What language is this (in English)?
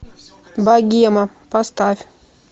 Russian